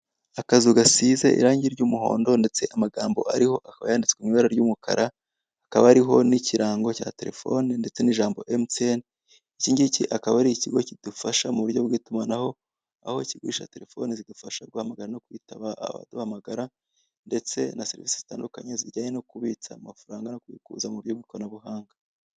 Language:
Kinyarwanda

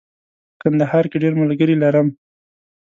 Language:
Pashto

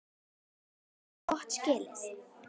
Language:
Icelandic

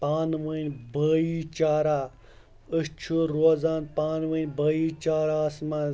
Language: Kashmiri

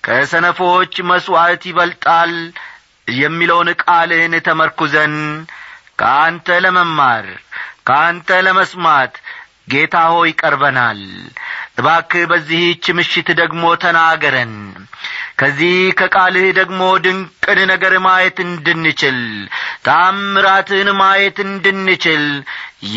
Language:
Amharic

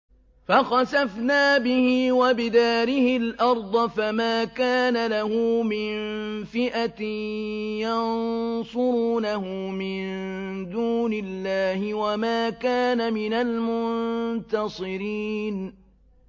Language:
Arabic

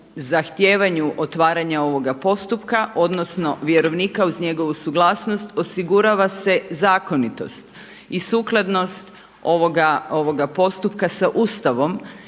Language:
Croatian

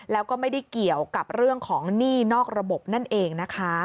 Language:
Thai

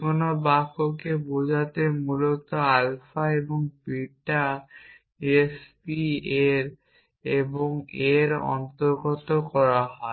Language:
Bangla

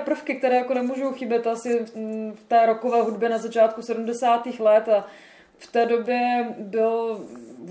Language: Czech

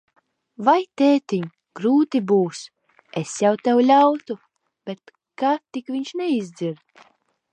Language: Latvian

